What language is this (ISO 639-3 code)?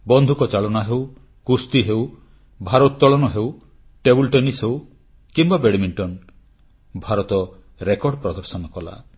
ori